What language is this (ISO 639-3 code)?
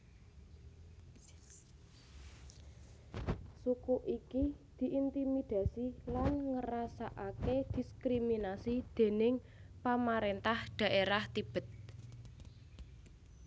jav